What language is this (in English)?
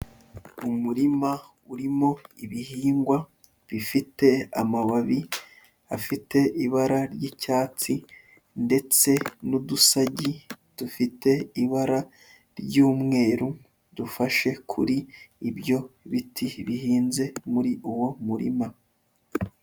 Kinyarwanda